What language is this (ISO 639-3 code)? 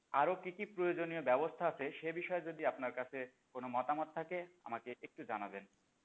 ben